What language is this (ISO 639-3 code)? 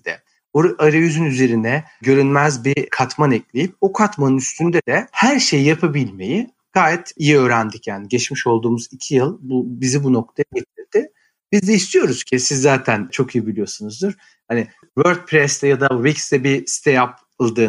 tur